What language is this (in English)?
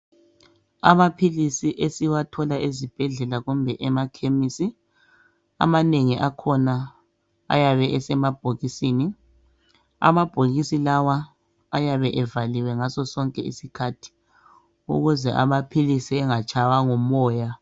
North Ndebele